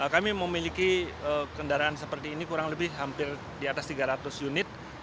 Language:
Indonesian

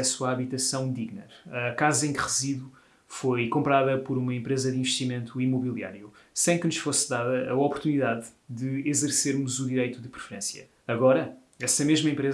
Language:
Portuguese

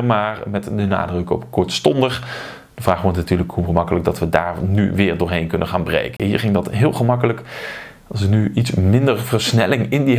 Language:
Dutch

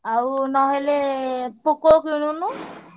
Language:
Odia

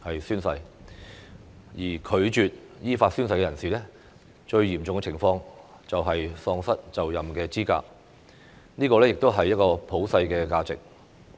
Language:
Cantonese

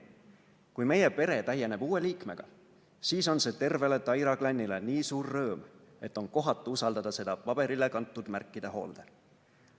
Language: Estonian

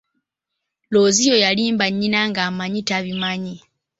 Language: Ganda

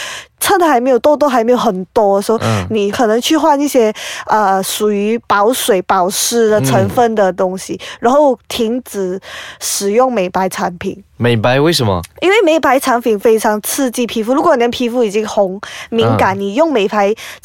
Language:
Chinese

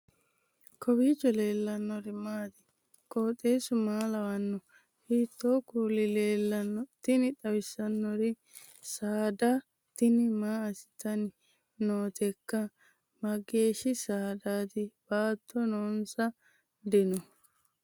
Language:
Sidamo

